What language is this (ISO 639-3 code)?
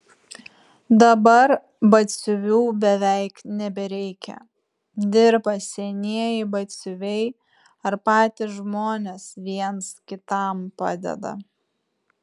lit